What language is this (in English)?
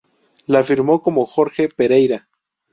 Spanish